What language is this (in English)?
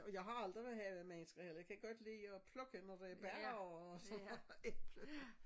Danish